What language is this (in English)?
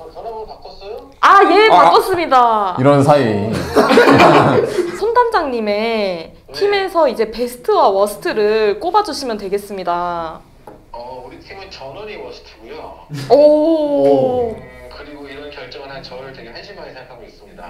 Korean